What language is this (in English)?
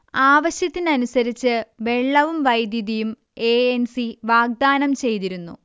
Malayalam